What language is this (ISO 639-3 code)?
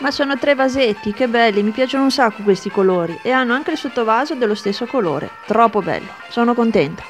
ita